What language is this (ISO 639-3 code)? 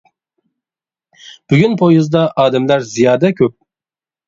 uig